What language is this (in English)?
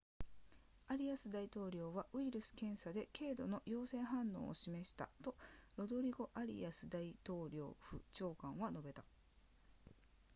Japanese